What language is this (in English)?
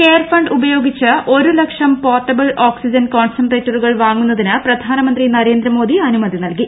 Malayalam